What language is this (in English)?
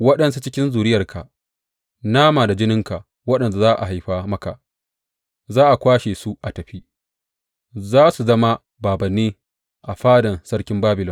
Hausa